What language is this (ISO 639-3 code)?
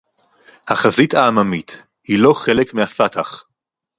heb